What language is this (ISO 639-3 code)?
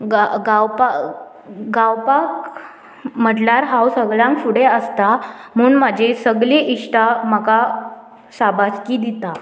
kok